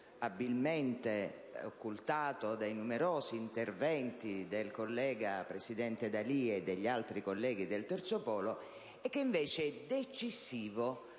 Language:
Italian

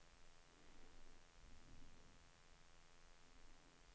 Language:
Swedish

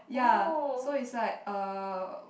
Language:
English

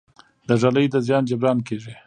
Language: Pashto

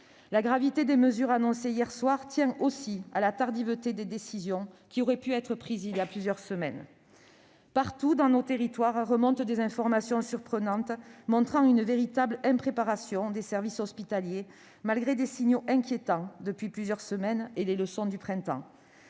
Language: French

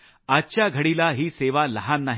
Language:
Marathi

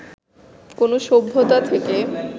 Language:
Bangla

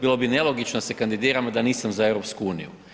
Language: Croatian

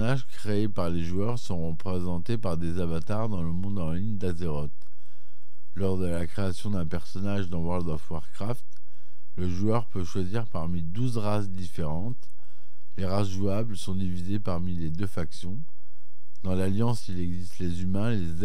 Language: French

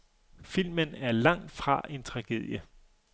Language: Danish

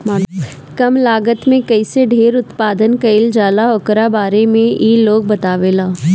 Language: Bhojpuri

